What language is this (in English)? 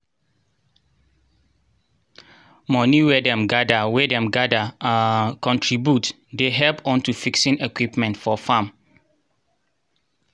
Nigerian Pidgin